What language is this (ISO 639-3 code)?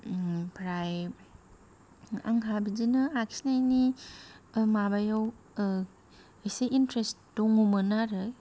brx